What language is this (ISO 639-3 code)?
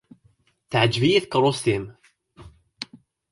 kab